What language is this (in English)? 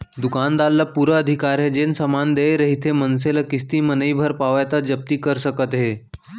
Chhattisgarhi